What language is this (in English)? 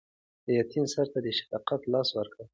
Pashto